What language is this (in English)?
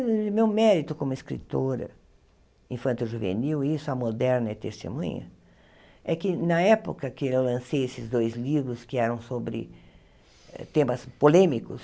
Portuguese